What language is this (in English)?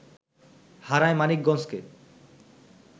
Bangla